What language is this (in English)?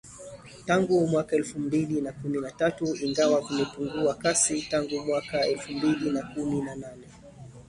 Swahili